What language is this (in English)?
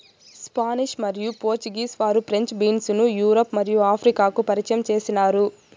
Telugu